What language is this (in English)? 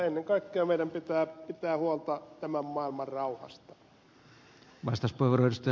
Finnish